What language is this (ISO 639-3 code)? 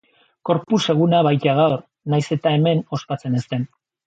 eus